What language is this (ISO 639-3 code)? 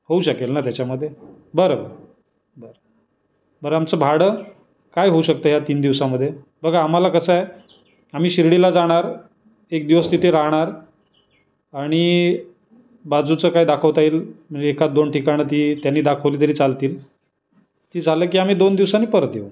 mar